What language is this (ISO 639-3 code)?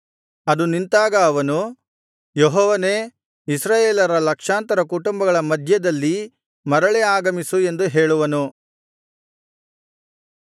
kan